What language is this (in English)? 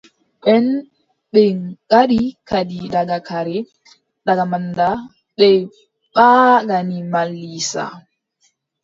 Adamawa Fulfulde